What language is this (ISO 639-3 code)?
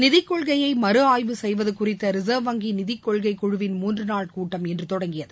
tam